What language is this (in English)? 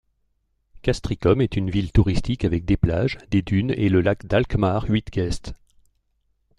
French